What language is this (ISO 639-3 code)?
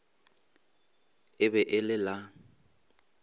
nso